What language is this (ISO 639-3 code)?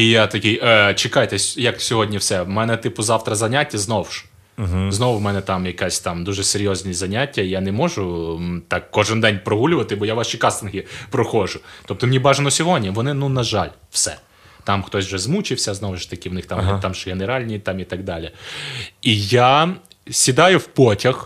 ukr